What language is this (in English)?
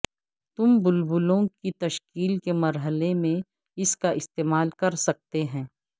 Urdu